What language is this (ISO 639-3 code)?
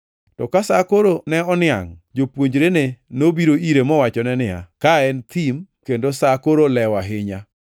luo